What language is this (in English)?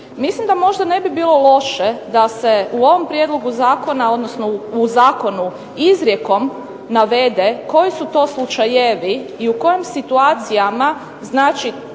Croatian